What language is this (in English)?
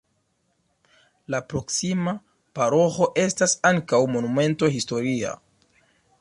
Esperanto